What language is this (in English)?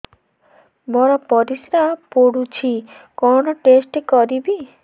Odia